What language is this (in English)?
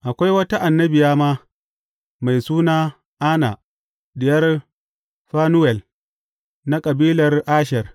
Hausa